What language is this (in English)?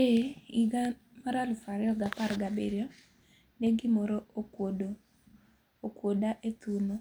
Luo (Kenya and Tanzania)